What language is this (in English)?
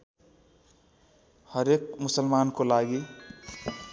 Nepali